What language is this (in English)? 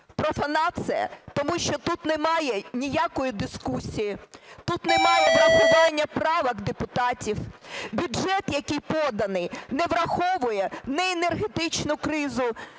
Ukrainian